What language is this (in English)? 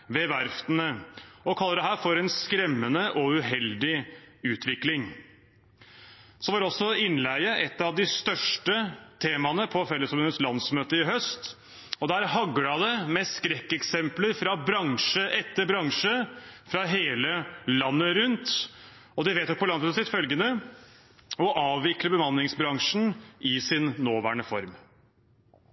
Norwegian Bokmål